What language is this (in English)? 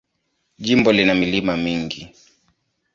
Swahili